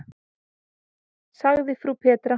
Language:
Icelandic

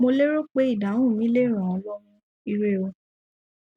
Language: Yoruba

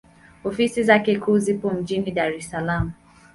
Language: Swahili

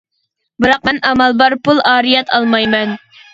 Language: Uyghur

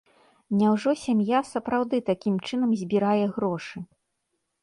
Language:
Belarusian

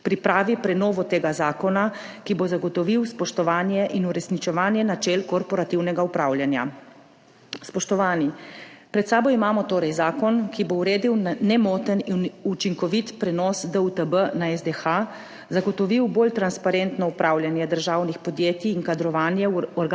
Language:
Slovenian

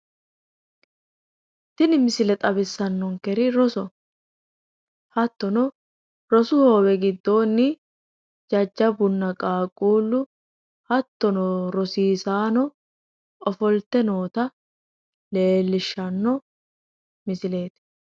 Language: Sidamo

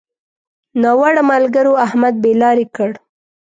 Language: Pashto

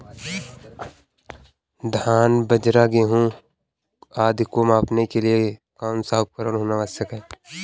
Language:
Hindi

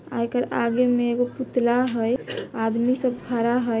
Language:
Magahi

